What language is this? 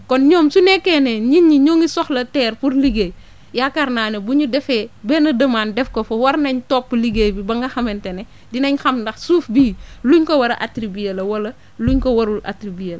Wolof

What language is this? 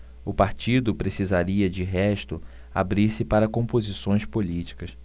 Portuguese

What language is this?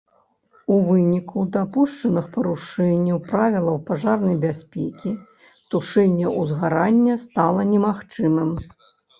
Belarusian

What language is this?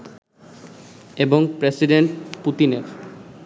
Bangla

